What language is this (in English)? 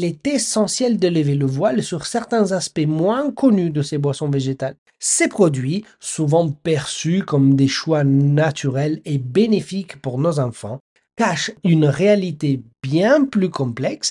French